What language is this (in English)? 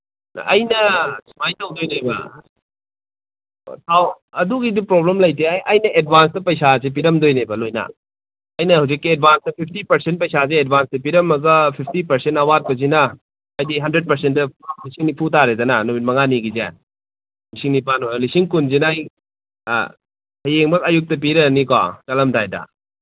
Manipuri